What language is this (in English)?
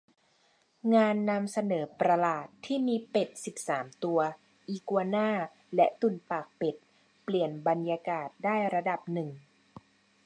Thai